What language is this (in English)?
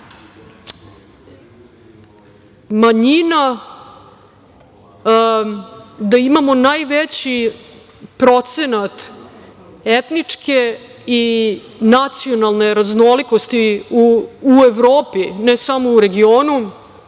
Serbian